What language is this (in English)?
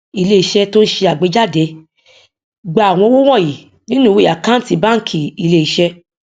Yoruba